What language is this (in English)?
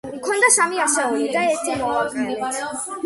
Georgian